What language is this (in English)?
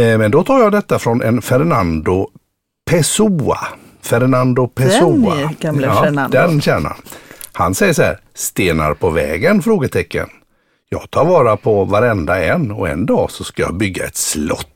Swedish